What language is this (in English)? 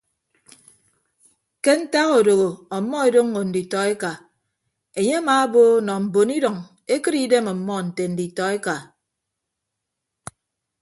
Ibibio